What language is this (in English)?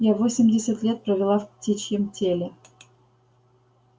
Russian